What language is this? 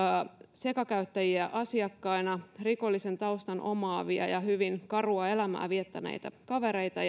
Finnish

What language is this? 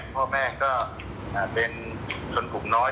Thai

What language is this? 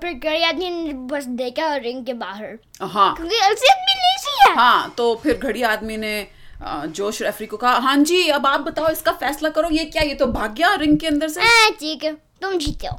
Hindi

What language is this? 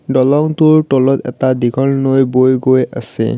Assamese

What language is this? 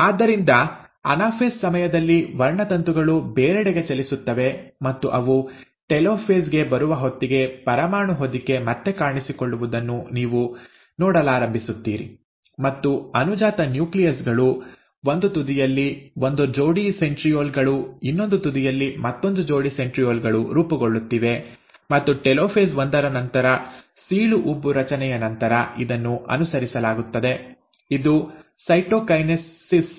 Kannada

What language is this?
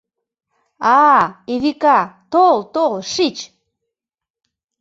Mari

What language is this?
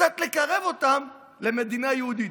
Hebrew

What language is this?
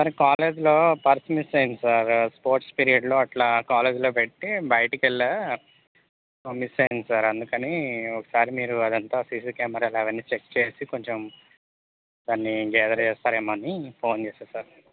Telugu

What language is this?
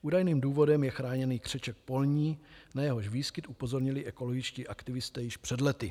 Czech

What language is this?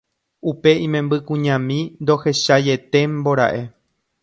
Guarani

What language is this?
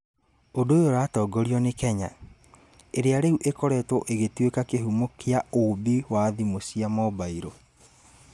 Kikuyu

